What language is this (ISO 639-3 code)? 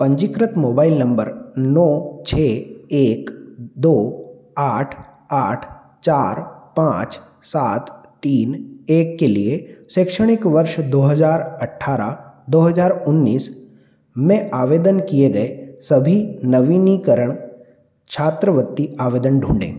hin